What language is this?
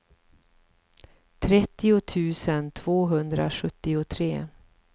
Swedish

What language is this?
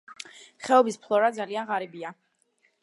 Georgian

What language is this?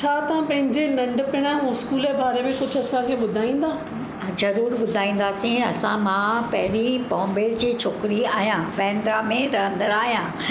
Sindhi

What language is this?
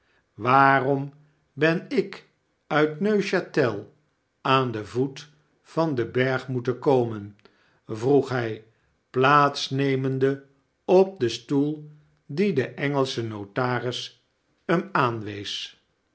Dutch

